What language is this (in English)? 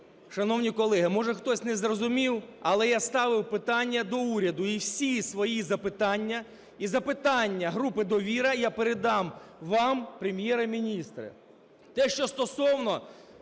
Ukrainian